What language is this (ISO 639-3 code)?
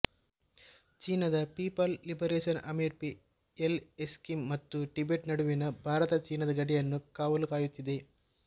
kan